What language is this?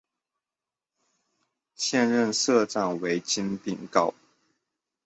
Chinese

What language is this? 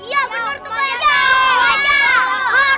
Indonesian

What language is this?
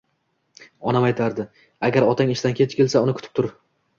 Uzbek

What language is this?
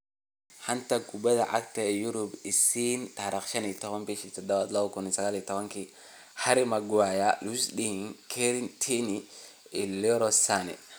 Somali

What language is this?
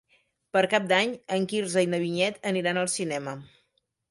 Catalan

